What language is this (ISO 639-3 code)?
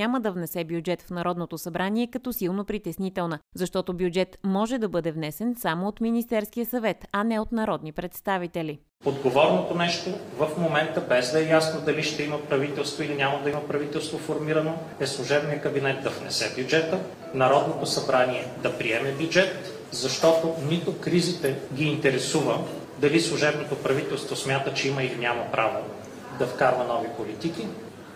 bul